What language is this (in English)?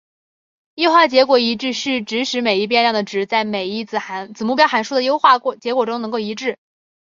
Chinese